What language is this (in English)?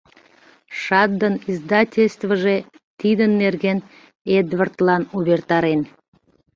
Mari